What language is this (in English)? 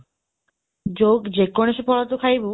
Odia